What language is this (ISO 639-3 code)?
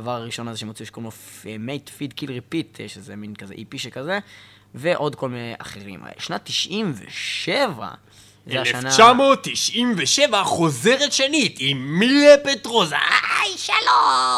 heb